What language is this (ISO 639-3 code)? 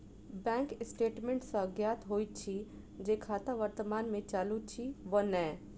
mai